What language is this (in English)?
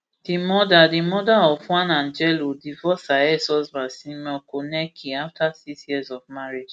Nigerian Pidgin